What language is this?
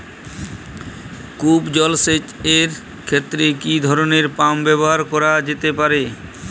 Bangla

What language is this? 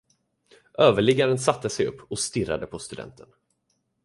Swedish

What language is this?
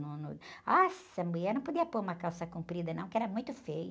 Portuguese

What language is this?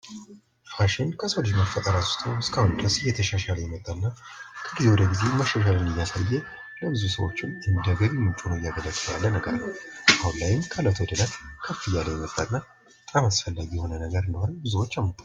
Amharic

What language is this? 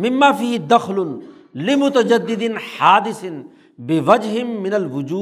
Urdu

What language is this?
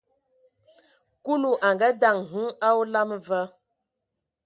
Ewondo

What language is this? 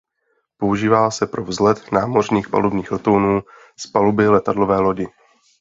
Czech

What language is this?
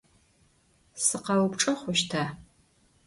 Adyghe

